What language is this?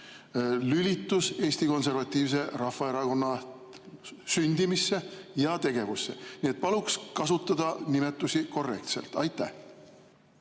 Estonian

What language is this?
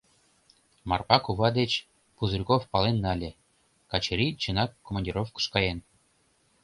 Mari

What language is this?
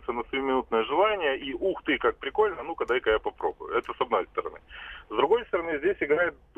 Russian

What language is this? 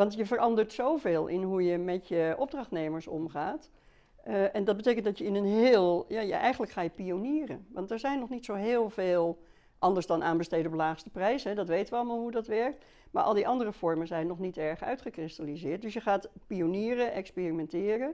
Dutch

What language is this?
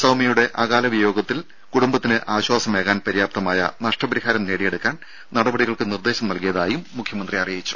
Malayalam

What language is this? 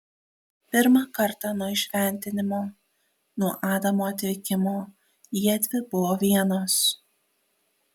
Lithuanian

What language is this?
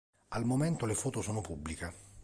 Italian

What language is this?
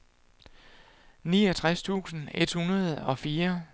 Danish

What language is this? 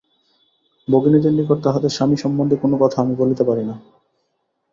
Bangla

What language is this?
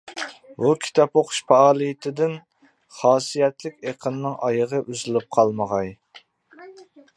Uyghur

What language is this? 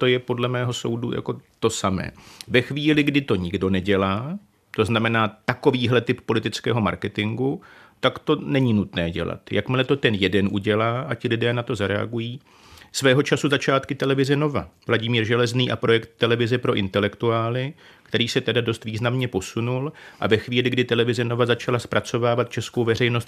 Czech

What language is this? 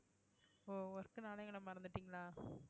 Tamil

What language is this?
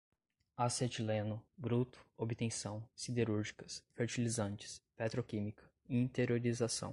Portuguese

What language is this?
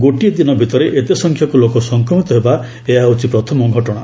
Odia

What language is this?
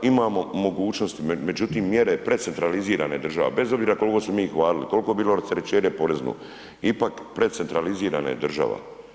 Croatian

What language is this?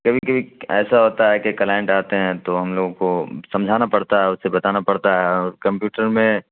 Urdu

